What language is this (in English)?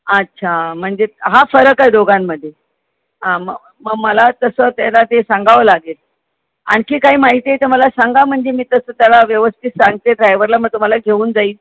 Marathi